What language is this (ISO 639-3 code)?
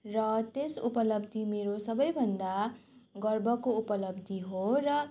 nep